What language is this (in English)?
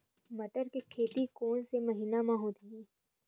Chhattisgarhi